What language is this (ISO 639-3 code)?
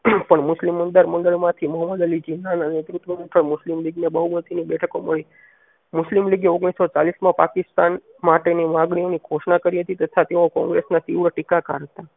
guj